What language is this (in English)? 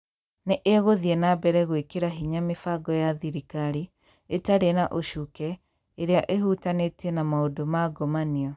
Kikuyu